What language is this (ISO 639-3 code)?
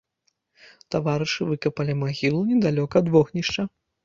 bel